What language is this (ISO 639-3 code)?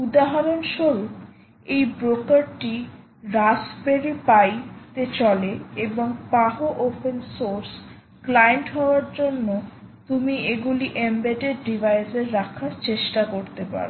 ben